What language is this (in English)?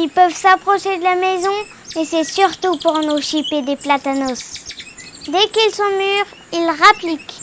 French